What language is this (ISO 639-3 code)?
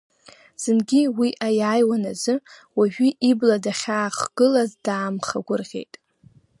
abk